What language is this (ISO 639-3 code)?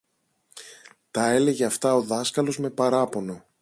ell